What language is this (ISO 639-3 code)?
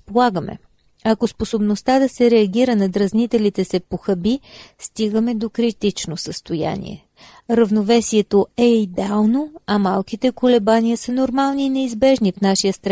bul